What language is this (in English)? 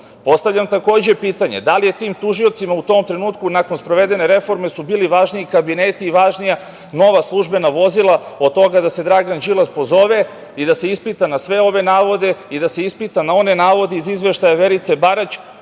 Serbian